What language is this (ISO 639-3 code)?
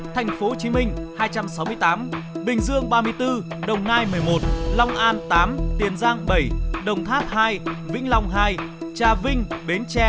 vie